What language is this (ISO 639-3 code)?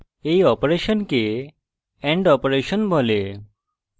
ben